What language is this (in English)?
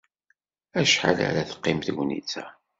Kabyle